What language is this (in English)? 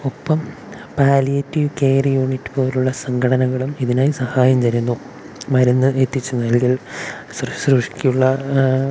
Malayalam